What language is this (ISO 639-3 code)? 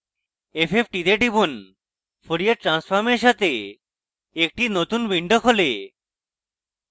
ben